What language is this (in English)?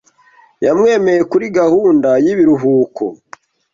Kinyarwanda